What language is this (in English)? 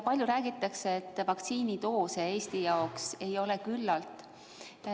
Estonian